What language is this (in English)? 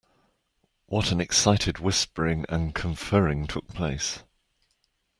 English